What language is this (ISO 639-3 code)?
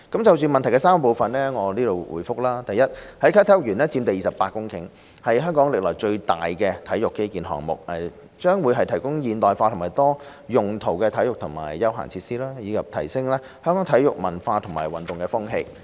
yue